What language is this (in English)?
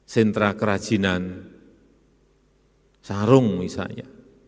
Indonesian